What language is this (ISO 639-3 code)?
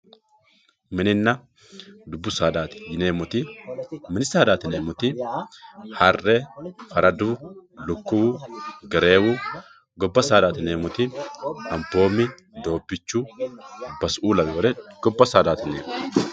sid